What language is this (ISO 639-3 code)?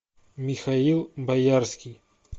rus